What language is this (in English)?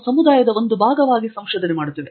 Kannada